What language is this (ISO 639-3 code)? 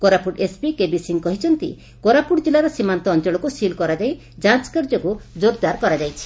ori